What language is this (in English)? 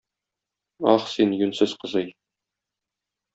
Tatar